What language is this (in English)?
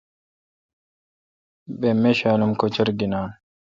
Kalkoti